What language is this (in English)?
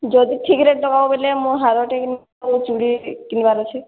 Odia